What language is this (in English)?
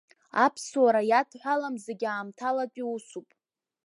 Abkhazian